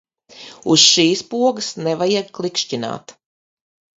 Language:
Latvian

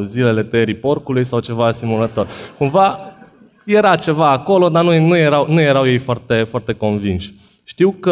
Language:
Romanian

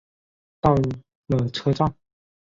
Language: Chinese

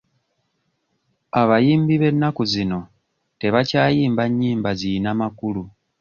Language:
Ganda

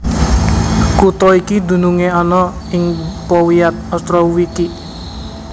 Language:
Javanese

